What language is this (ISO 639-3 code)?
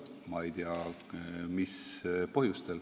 est